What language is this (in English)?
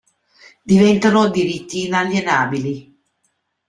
Italian